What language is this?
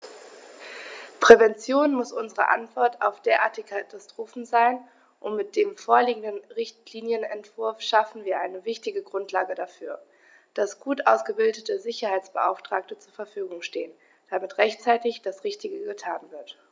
German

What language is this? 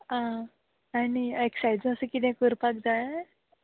Konkani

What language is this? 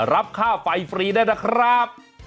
Thai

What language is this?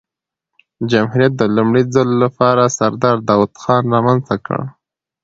Pashto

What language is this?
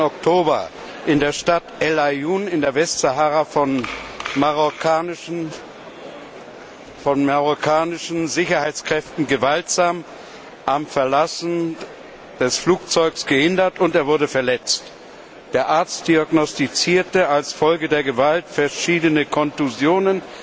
German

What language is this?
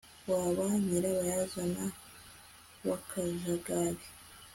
Kinyarwanda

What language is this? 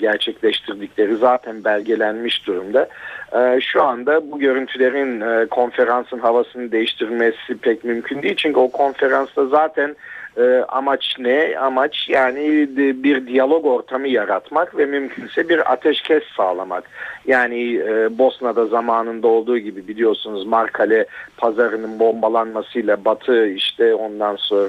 Turkish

